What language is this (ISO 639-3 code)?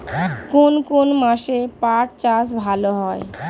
ben